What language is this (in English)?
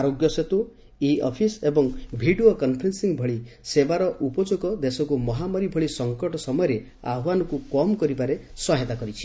Odia